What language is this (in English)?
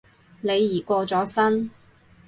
Cantonese